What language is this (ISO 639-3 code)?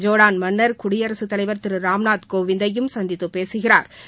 tam